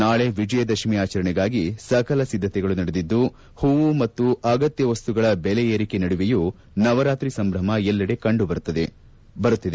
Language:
Kannada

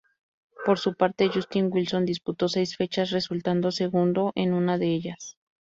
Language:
Spanish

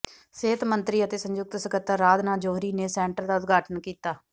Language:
Punjabi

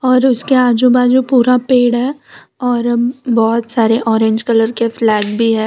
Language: Hindi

